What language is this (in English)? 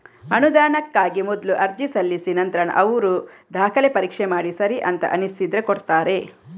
Kannada